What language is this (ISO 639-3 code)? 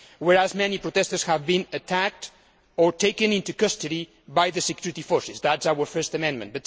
eng